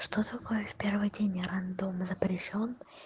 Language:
Russian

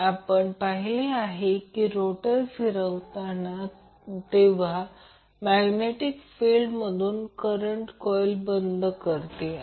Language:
Marathi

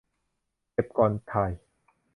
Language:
Thai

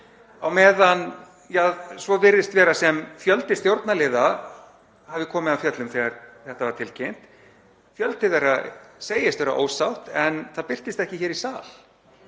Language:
Icelandic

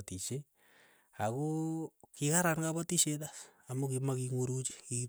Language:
Keiyo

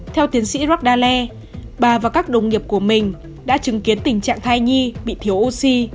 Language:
Vietnamese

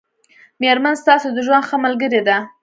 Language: Pashto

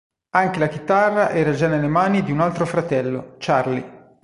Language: Italian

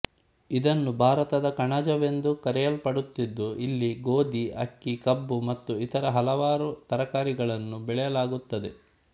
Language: Kannada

